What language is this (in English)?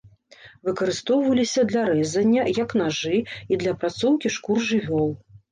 Belarusian